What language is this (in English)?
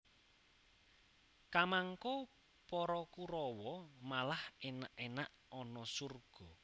Javanese